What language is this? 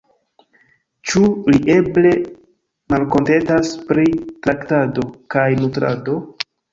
Esperanto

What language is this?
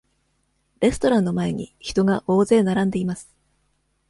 Japanese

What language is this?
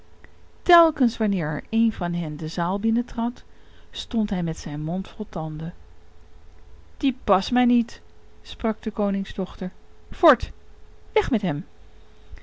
Dutch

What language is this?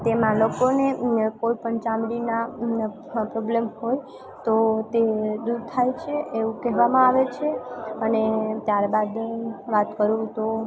Gujarati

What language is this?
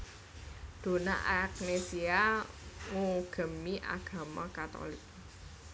Javanese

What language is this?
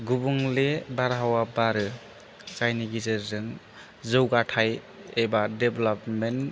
Bodo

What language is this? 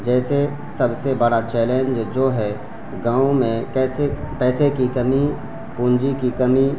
Urdu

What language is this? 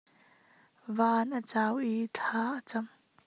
Hakha Chin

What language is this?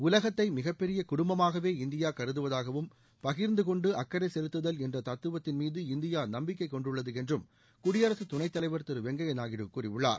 Tamil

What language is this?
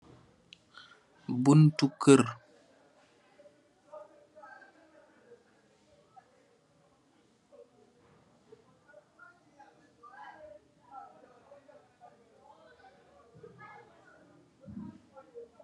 Wolof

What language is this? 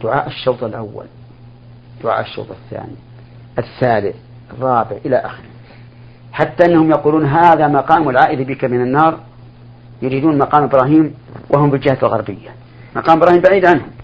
Arabic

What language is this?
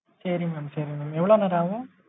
Tamil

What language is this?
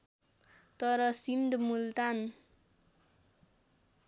Nepali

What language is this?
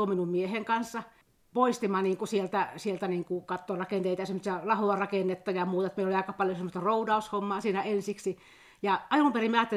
Finnish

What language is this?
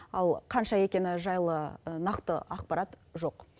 Kazakh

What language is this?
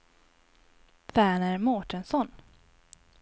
Swedish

